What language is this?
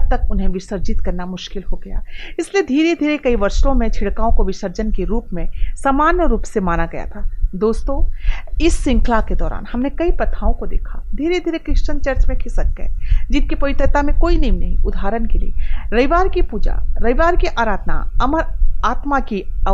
Hindi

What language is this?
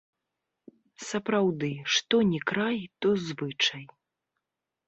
Belarusian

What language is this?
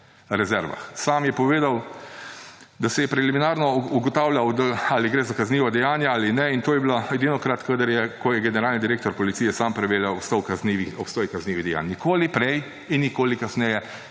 Slovenian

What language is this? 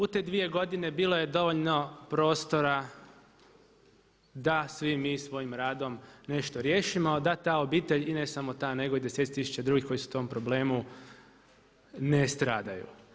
Croatian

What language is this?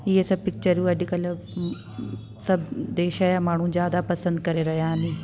Sindhi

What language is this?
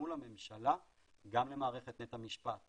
Hebrew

